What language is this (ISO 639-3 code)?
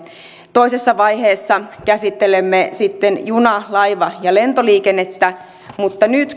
fin